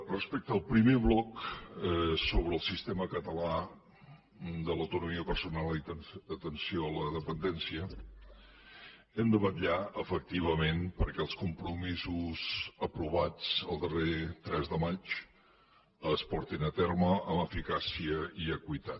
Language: Catalan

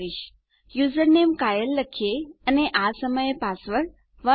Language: Gujarati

